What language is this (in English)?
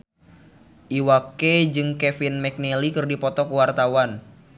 Sundanese